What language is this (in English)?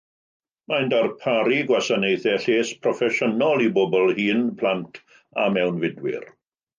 Welsh